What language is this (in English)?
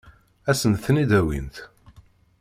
Kabyle